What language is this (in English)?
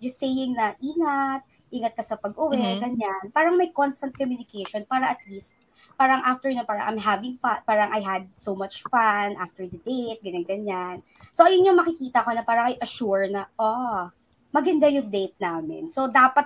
Filipino